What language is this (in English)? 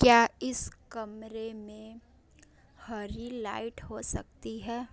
Hindi